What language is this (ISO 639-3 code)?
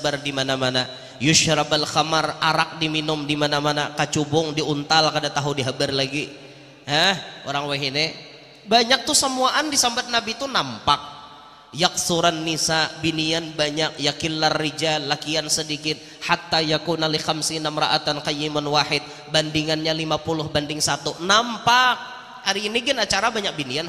ind